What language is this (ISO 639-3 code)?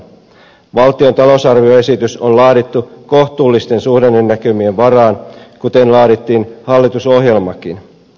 fin